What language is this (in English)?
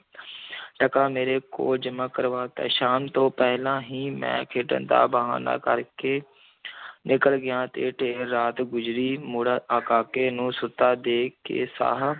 Punjabi